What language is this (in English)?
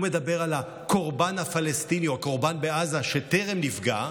Hebrew